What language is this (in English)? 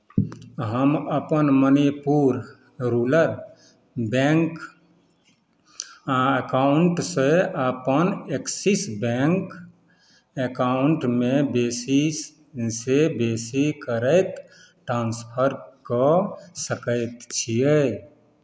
Maithili